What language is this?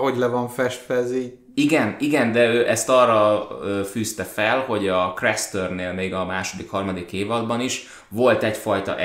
Hungarian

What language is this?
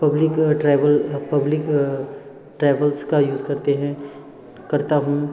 Hindi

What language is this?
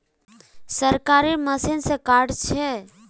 Magahi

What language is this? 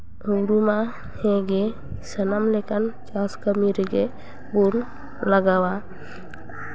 Santali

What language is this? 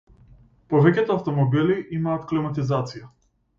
Macedonian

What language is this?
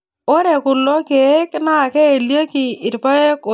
Masai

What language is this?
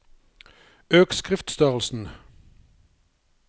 Norwegian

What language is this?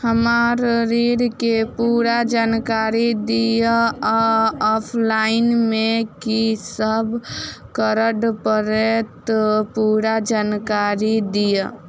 Maithili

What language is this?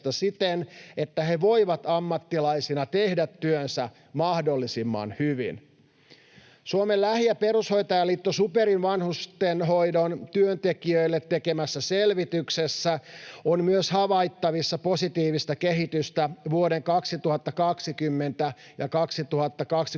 Finnish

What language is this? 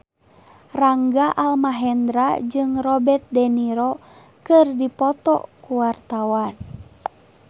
Sundanese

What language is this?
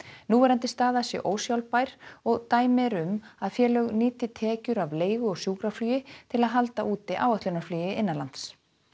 Icelandic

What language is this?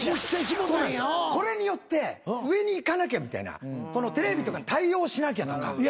Japanese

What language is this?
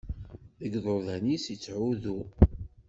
Kabyle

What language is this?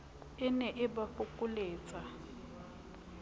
Southern Sotho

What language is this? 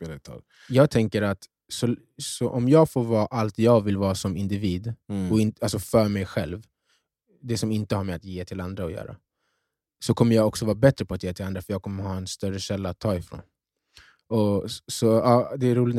Swedish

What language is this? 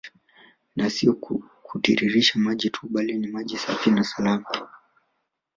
Swahili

